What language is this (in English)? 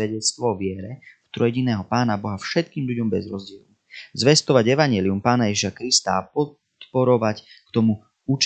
Slovak